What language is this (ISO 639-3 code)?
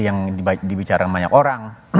ind